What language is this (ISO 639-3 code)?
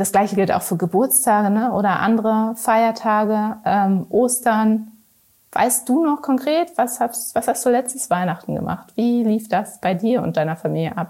deu